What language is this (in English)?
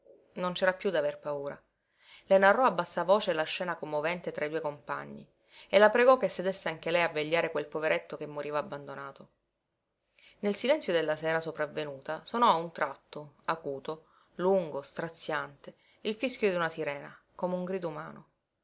Italian